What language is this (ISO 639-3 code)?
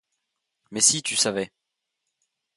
fra